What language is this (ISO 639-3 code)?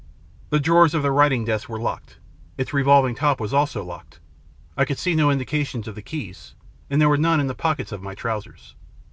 eng